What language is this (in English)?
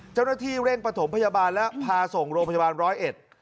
Thai